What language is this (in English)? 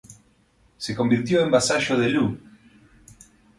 Spanish